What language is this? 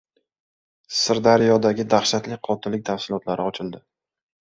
Uzbek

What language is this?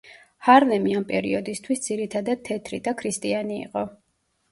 Georgian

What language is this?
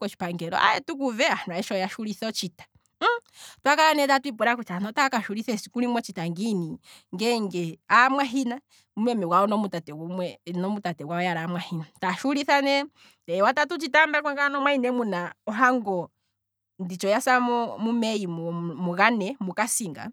Kwambi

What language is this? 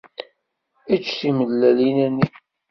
Kabyle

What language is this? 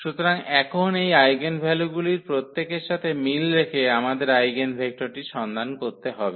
Bangla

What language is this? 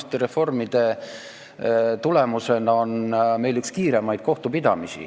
Estonian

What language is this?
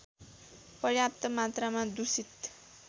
Nepali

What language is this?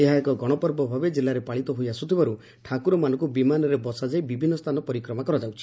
Odia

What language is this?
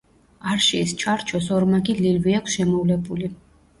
Georgian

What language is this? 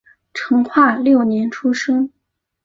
Chinese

